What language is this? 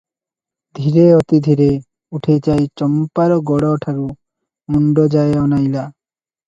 Odia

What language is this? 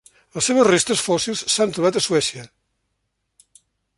Catalan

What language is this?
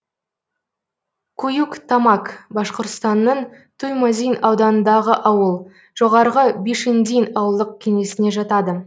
Kazakh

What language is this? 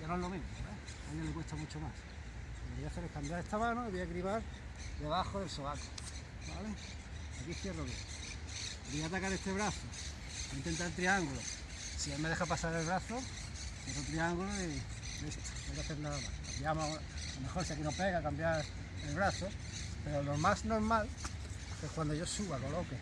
Spanish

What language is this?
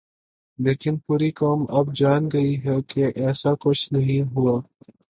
Urdu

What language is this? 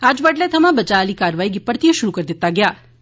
Dogri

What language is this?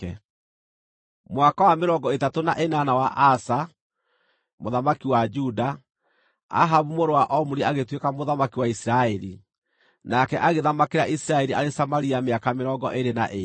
Kikuyu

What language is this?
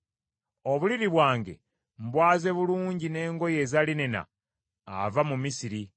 Ganda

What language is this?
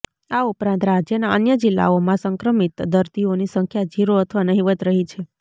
Gujarati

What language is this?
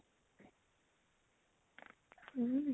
Assamese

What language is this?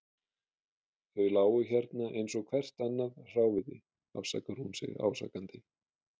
Icelandic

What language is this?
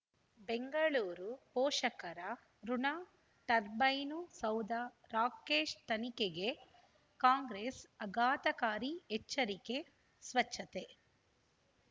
Kannada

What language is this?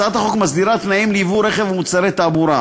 Hebrew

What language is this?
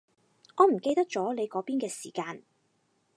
Cantonese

